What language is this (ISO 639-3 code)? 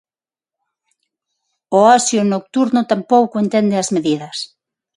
glg